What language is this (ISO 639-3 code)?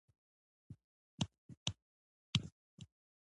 pus